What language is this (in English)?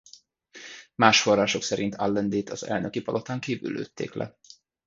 Hungarian